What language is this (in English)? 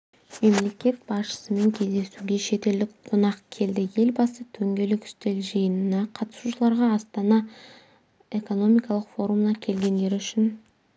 Kazakh